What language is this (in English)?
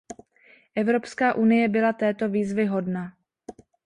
Czech